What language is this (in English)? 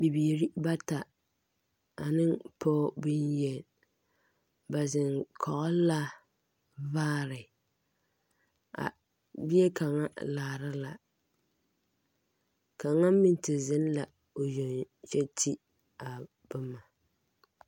Southern Dagaare